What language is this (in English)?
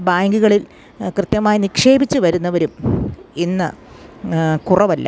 Malayalam